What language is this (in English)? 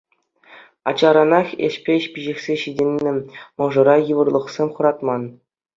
Chuvash